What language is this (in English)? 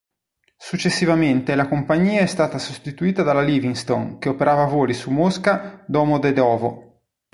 Italian